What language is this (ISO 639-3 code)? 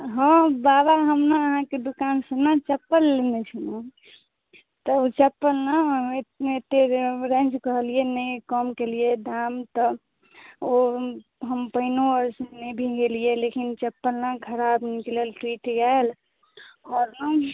mai